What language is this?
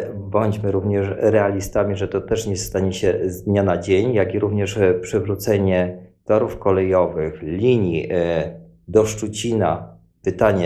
Polish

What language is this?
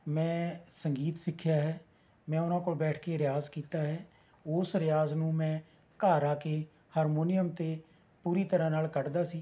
Punjabi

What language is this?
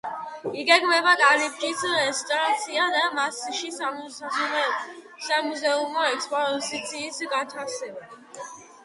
Georgian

